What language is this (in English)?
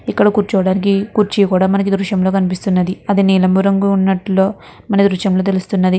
Telugu